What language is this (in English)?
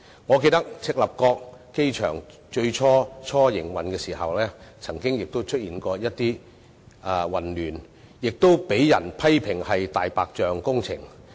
Cantonese